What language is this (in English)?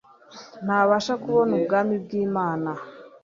Kinyarwanda